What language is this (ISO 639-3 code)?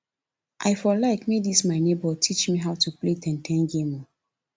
pcm